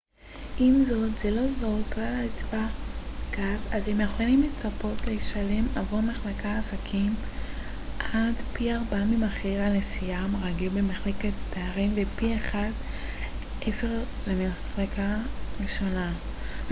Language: Hebrew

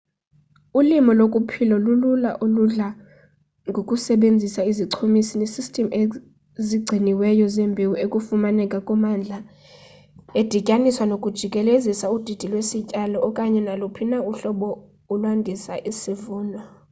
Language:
Xhosa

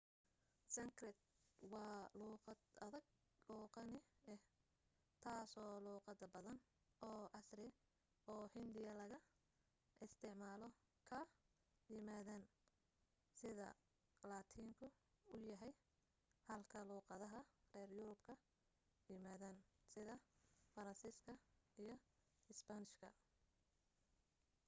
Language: Somali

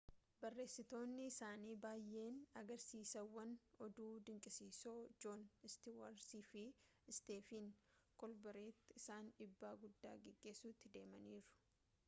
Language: Oromo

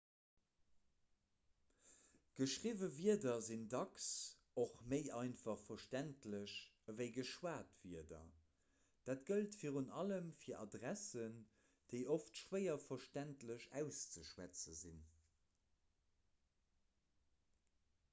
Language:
Luxembourgish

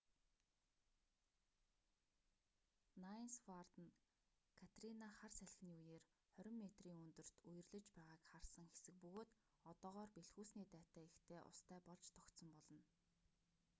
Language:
Mongolian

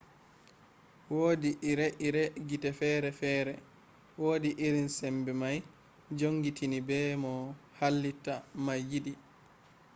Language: Fula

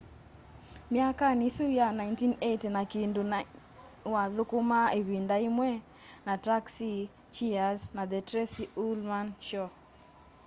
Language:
Kamba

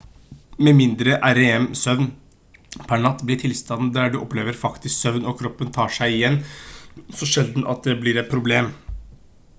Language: Norwegian Bokmål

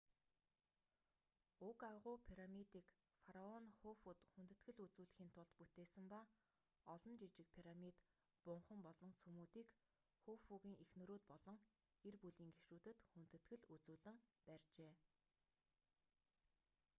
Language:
Mongolian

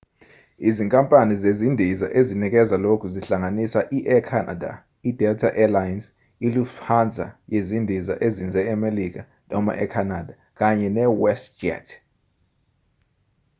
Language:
Zulu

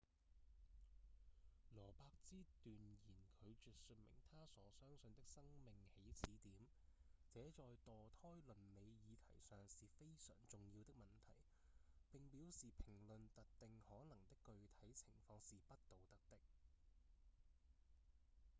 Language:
Cantonese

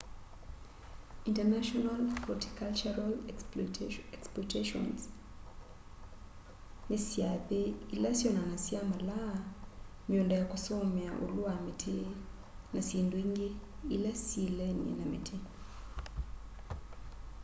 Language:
Kamba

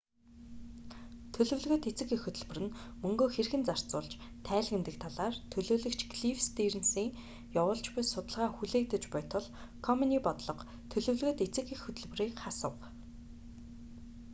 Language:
Mongolian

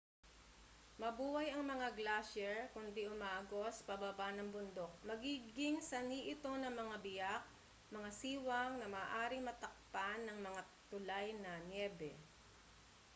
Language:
Filipino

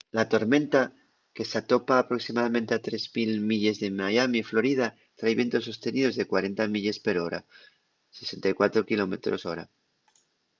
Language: Asturian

